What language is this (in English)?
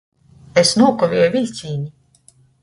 Latgalian